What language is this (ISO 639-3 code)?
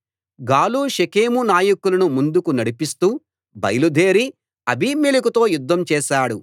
tel